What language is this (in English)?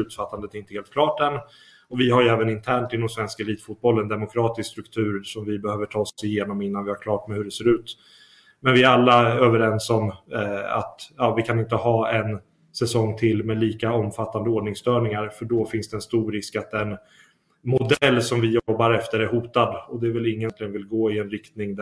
Swedish